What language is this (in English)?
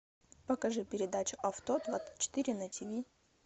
Russian